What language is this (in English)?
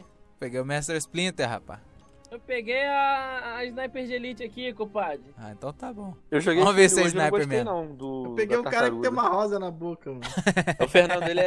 Portuguese